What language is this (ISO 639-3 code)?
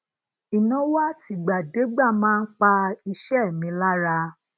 yor